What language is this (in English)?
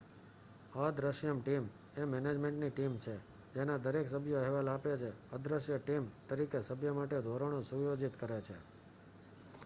Gujarati